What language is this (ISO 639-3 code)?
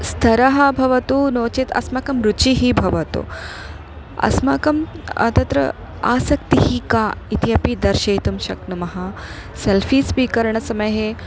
san